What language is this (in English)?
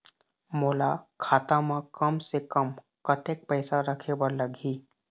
Chhattisgarhi